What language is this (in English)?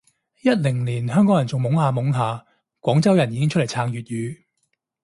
Cantonese